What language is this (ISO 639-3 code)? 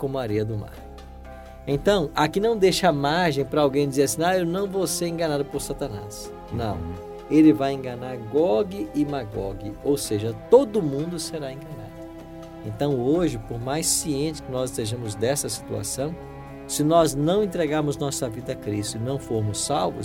por